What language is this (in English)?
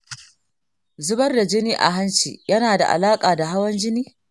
Hausa